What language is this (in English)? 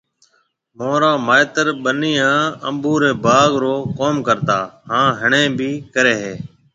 Marwari (Pakistan)